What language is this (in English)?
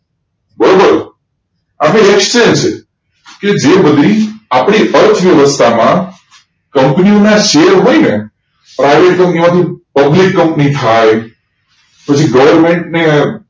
Gujarati